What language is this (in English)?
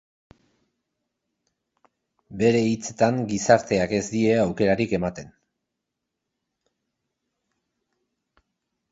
Basque